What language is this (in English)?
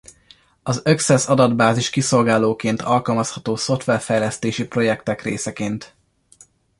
Hungarian